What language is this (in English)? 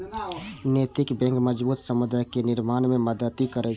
Maithili